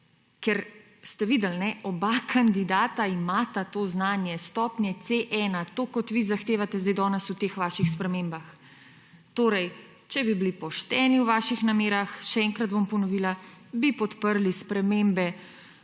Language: Slovenian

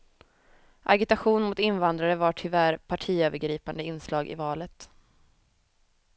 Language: Swedish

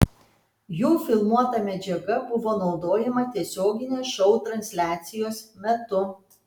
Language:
Lithuanian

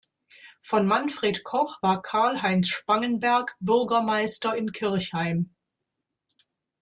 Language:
German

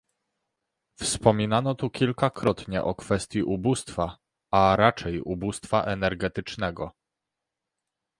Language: Polish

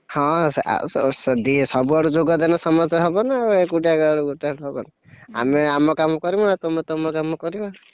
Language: Odia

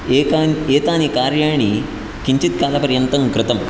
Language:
Sanskrit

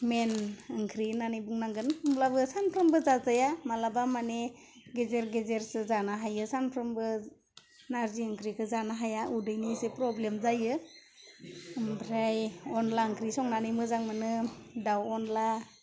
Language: Bodo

